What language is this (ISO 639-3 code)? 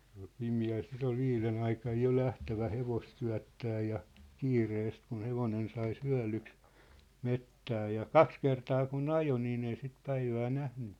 fin